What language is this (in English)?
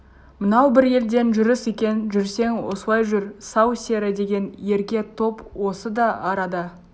Kazakh